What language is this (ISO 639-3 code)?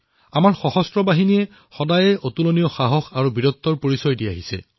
asm